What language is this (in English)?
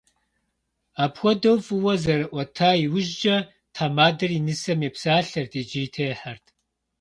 Kabardian